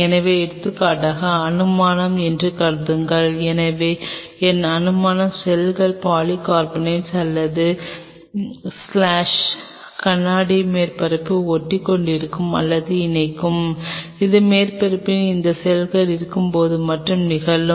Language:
Tamil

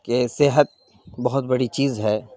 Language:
Urdu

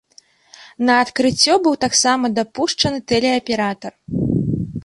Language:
Belarusian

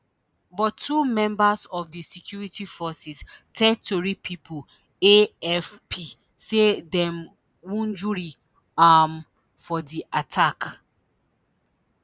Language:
Nigerian Pidgin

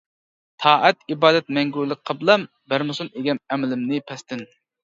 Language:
Uyghur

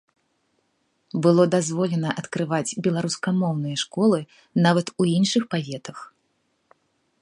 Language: Belarusian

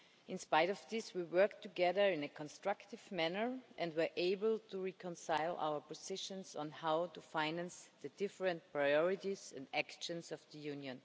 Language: English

